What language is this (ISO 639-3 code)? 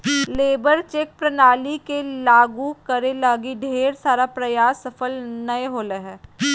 mag